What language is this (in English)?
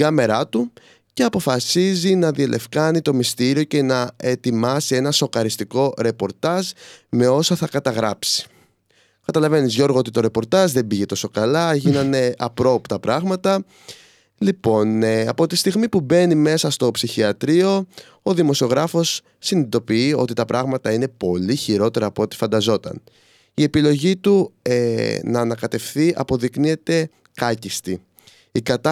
Greek